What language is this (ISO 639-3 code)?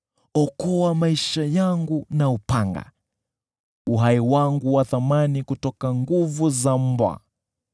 swa